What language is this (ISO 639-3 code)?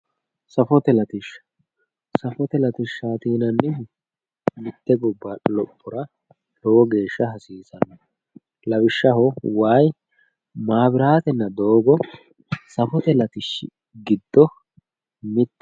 sid